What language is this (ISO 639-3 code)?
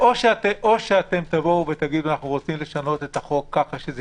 heb